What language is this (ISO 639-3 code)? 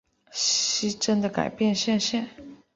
zho